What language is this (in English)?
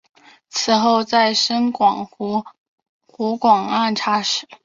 Chinese